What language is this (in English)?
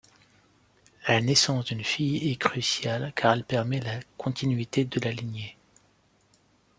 French